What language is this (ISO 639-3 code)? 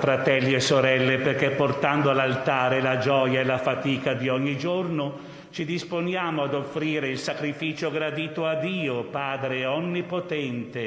ita